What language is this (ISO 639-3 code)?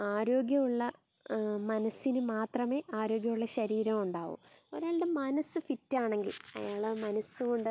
mal